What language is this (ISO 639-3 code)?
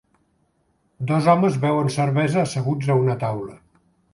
cat